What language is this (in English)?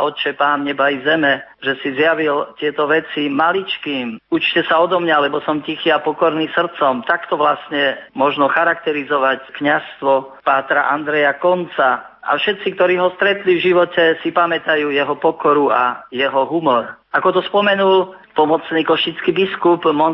Slovak